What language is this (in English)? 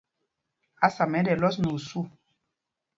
Mpumpong